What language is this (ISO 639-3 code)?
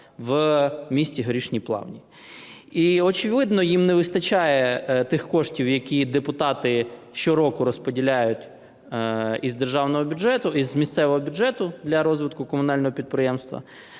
ukr